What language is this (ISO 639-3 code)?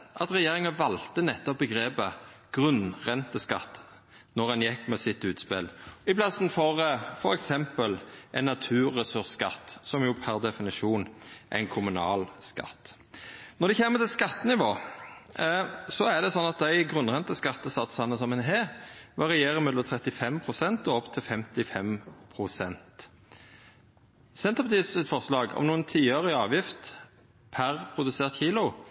nno